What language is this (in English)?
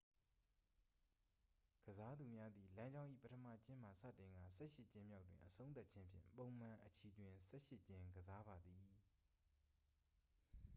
Burmese